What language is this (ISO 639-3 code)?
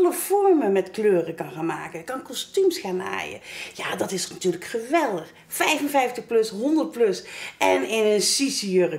nld